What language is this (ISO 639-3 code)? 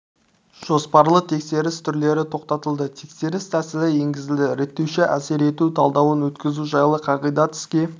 kaz